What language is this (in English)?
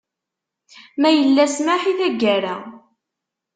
Kabyle